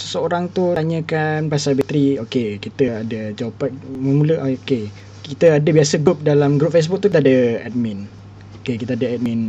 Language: Malay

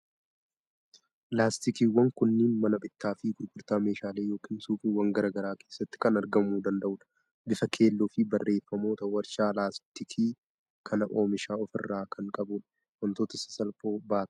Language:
Oromo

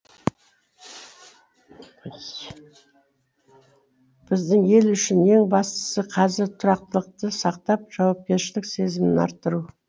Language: Kazakh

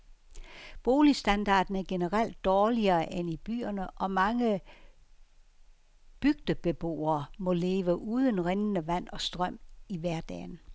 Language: Danish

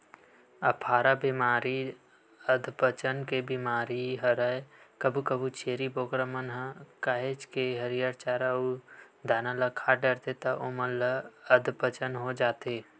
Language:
Chhattisgarhi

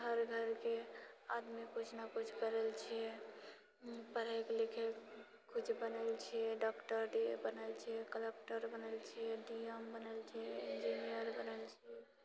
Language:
Maithili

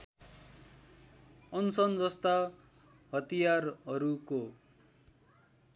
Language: Nepali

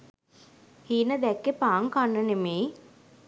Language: Sinhala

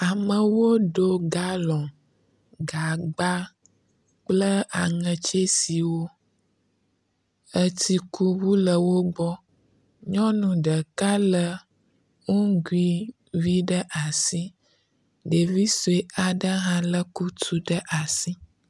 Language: Ewe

